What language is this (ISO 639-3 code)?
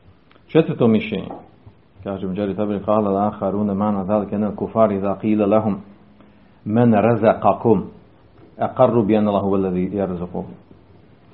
hrv